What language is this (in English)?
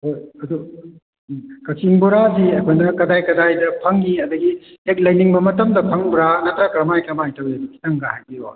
Manipuri